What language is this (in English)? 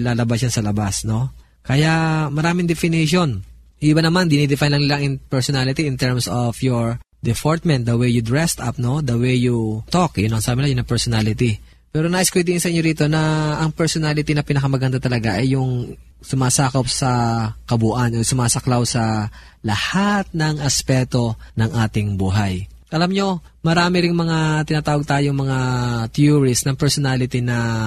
Filipino